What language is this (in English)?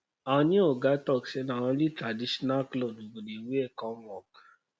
Nigerian Pidgin